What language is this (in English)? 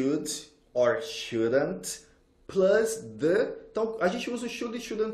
Portuguese